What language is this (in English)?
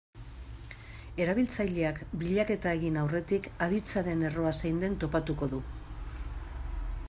Basque